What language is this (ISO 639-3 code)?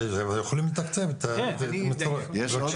heb